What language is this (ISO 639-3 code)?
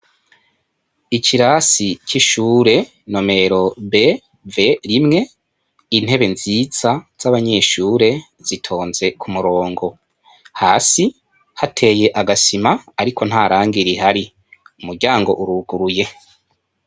run